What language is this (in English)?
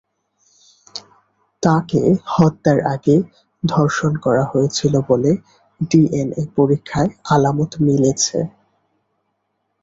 Bangla